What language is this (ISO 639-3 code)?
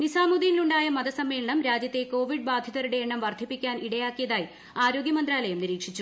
mal